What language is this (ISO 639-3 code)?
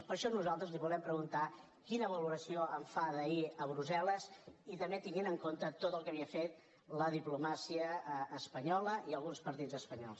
cat